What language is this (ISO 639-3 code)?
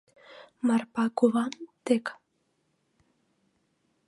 chm